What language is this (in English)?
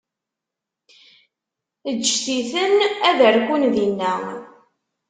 Kabyle